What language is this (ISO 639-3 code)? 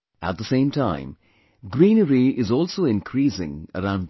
eng